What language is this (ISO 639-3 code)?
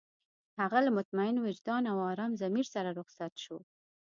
pus